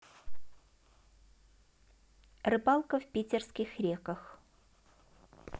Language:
Russian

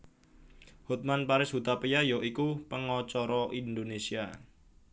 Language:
Javanese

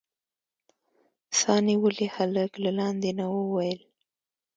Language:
Pashto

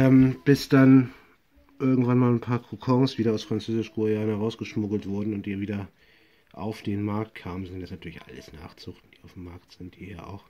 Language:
German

